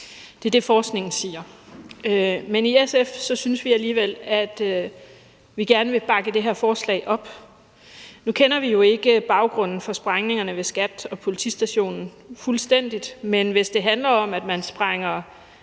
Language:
Danish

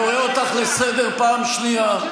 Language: Hebrew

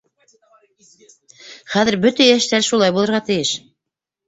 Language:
Bashkir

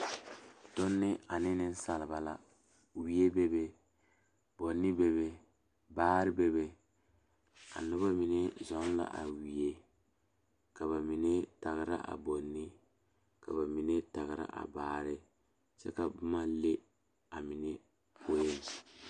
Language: Southern Dagaare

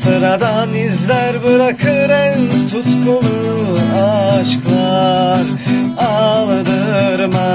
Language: Turkish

